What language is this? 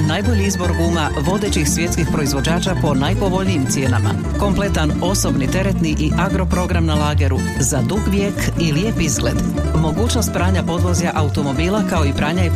Croatian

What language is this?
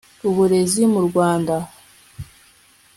Kinyarwanda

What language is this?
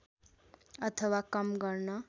Nepali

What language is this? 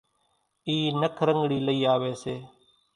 Kachi Koli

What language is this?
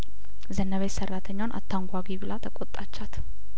Amharic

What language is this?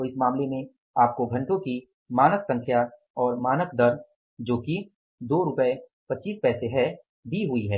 Hindi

